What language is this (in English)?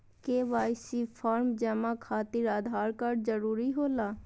Magahi